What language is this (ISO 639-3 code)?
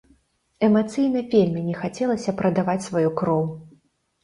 bel